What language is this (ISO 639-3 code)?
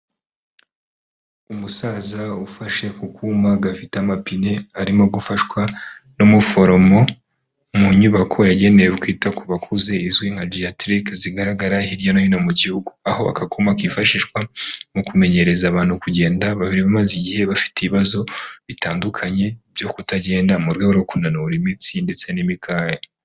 kin